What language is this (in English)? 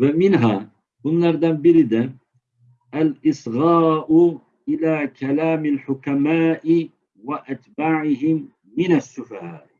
Turkish